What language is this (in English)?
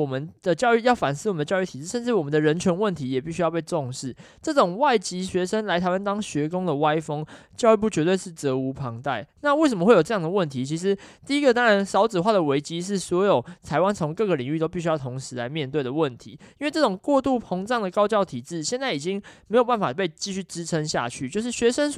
Chinese